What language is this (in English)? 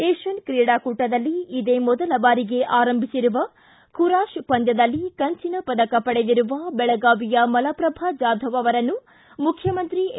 Kannada